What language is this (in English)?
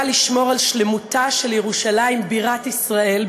Hebrew